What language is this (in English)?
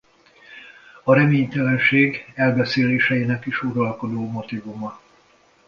Hungarian